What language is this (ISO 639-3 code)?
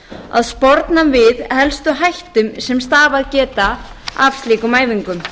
isl